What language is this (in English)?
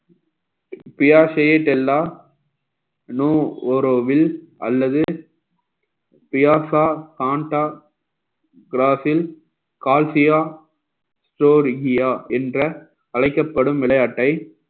Tamil